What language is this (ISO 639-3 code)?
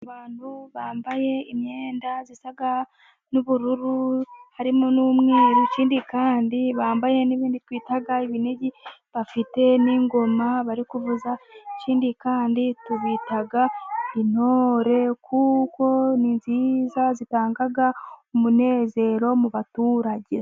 kin